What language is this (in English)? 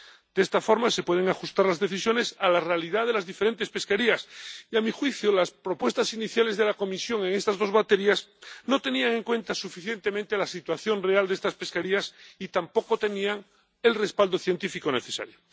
Spanish